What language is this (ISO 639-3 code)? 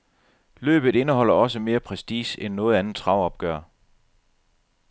dan